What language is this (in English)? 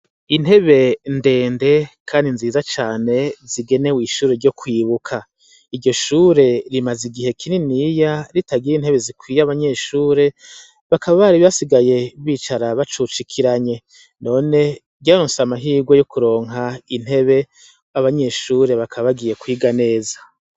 Rundi